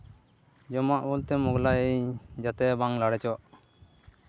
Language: Santali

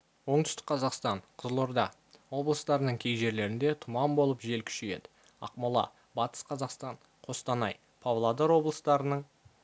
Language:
Kazakh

